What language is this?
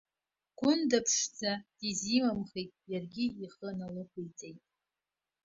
Abkhazian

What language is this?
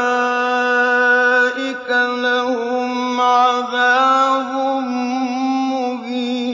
Arabic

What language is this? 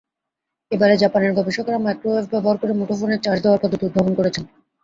Bangla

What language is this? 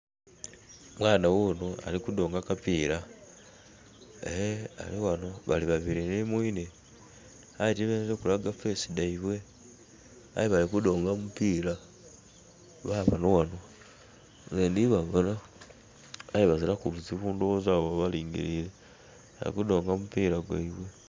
Soga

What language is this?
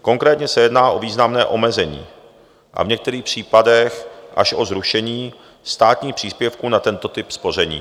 Czech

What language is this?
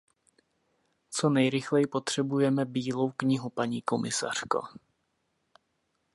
Czech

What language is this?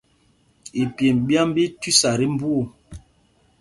Mpumpong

